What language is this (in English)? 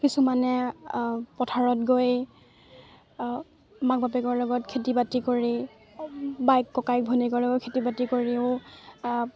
Assamese